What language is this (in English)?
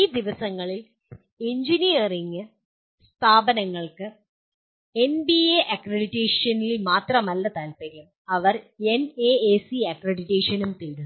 Malayalam